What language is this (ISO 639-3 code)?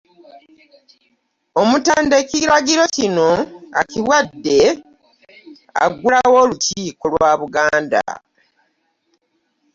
lug